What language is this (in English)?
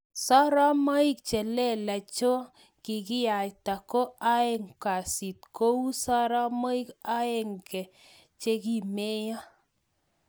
Kalenjin